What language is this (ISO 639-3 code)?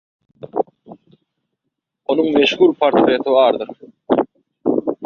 tuk